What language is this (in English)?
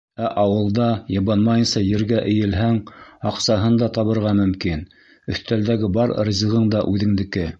Bashkir